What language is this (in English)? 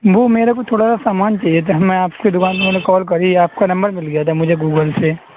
Urdu